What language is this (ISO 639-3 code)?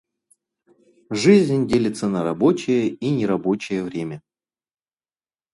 rus